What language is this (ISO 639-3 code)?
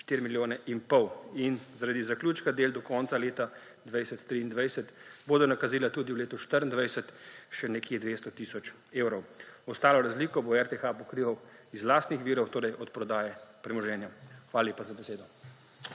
slv